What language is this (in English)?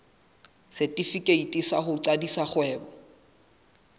Southern Sotho